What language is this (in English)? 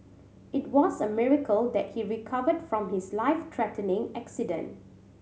English